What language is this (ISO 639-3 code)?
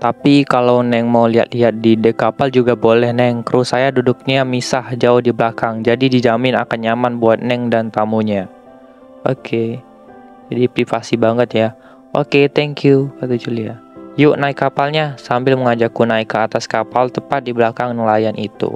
ind